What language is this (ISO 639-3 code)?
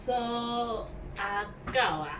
eng